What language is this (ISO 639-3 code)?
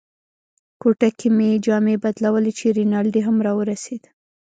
pus